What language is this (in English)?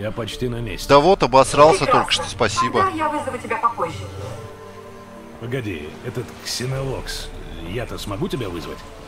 Russian